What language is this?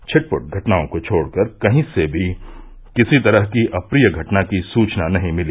Hindi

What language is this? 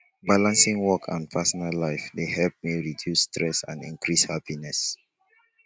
Nigerian Pidgin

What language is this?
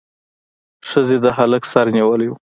Pashto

